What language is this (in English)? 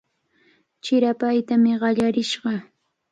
Cajatambo North Lima Quechua